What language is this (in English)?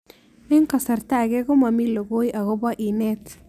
Kalenjin